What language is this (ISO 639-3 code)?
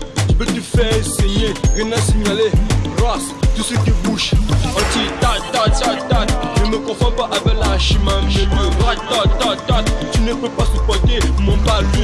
fra